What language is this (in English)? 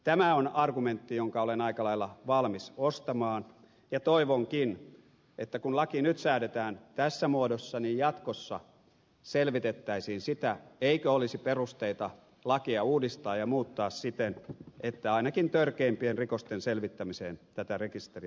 Finnish